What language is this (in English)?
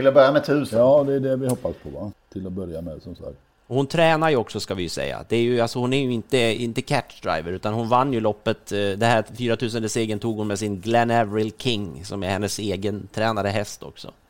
Swedish